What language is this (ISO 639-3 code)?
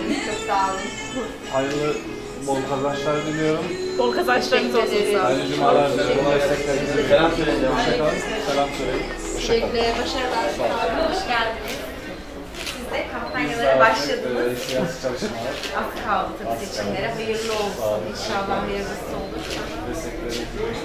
tur